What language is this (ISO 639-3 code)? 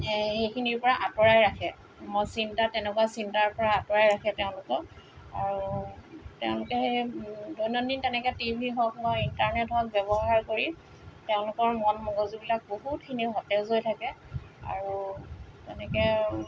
asm